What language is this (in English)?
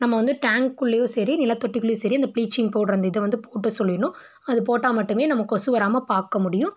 Tamil